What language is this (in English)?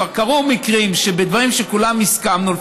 Hebrew